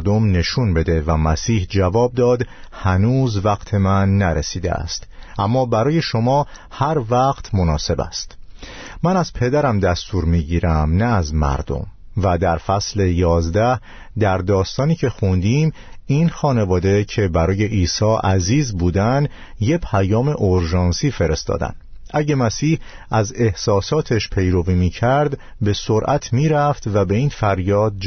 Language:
Persian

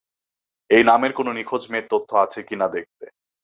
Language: Bangla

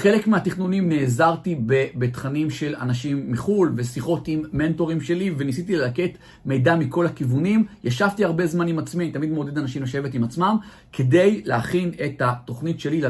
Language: Hebrew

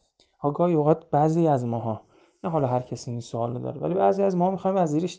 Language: Persian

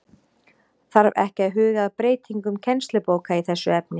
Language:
Icelandic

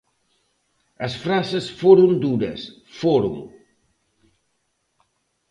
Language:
Galician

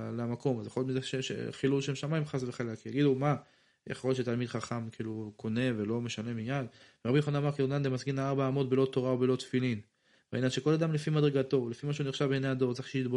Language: Hebrew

